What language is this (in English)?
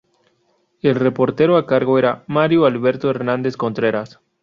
Spanish